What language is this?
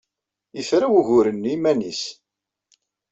Kabyle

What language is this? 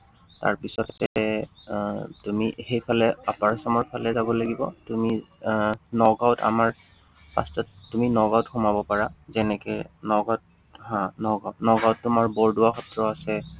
Assamese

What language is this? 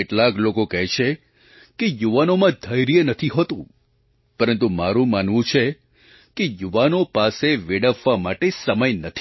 Gujarati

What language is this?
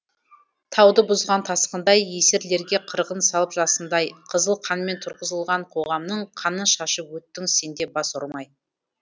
Kazakh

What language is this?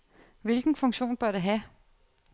Danish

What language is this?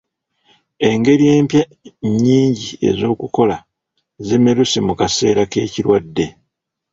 Ganda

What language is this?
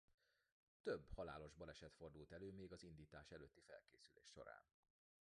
Hungarian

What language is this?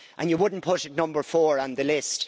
English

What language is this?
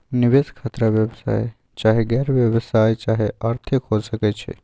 Magahi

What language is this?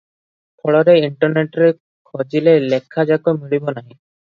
Odia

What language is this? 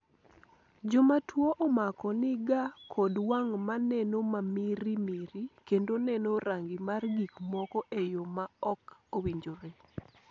Luo (Kenya and Tanzania)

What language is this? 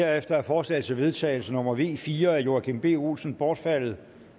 Danish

